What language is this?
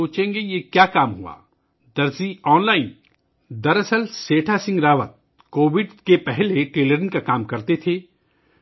Urdu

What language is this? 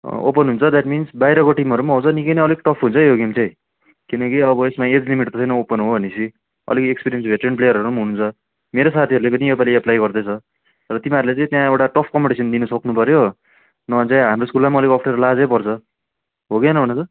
Nepali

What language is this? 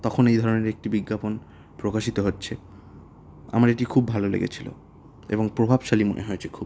Bangla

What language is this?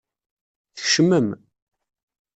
Kabyle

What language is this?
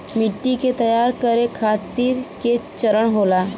Bhojpuri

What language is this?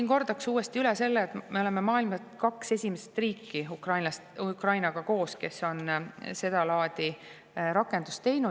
Estonian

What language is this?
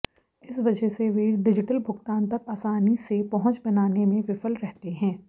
Hindi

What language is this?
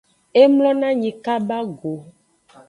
Aja (Benin)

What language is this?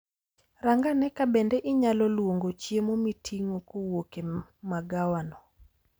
Luo (Kenya and Tanzania)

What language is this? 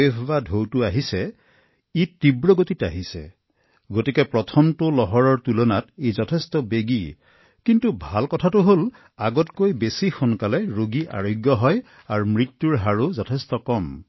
Assamese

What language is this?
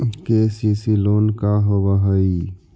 Magahi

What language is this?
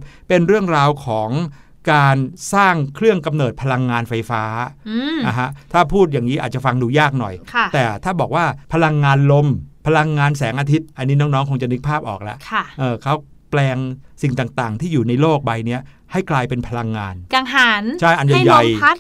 Thai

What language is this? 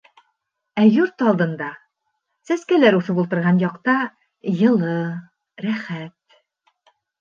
Bashkir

